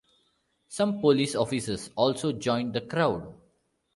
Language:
English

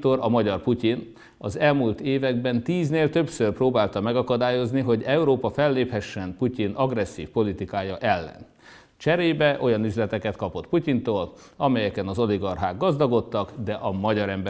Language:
Hungarian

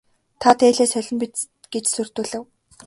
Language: Mongolian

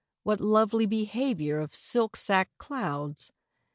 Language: English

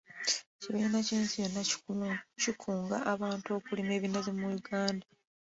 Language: Ganda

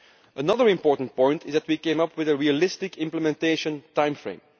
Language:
English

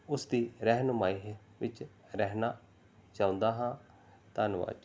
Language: Punjabi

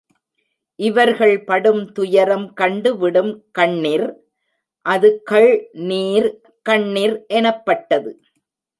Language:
Tamil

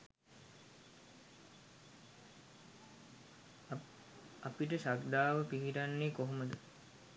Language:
Sinhala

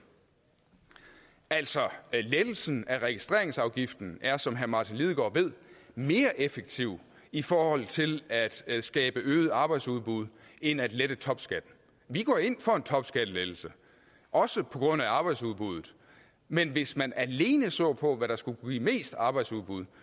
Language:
Danish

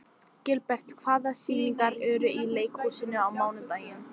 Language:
Icelandic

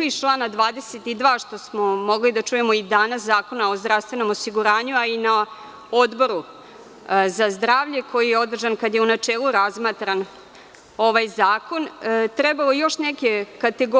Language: Serbian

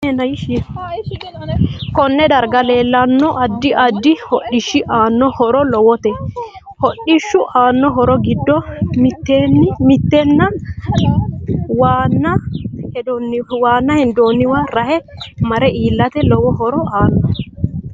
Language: Sidamo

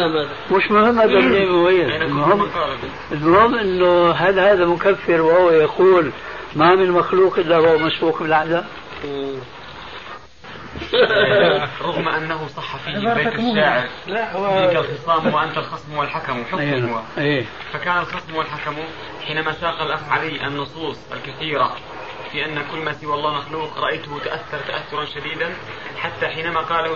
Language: Arabic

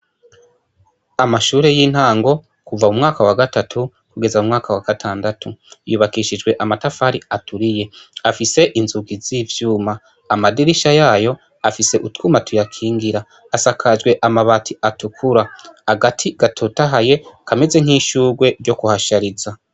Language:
Rundi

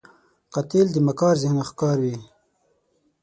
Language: Pashto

